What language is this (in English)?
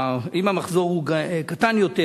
Hebrew